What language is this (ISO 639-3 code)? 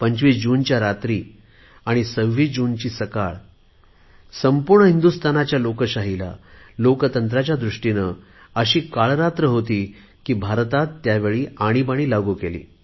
mar